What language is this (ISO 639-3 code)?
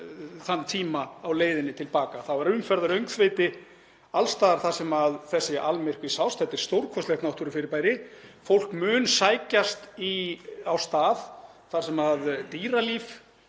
isl